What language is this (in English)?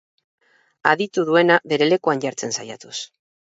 Basque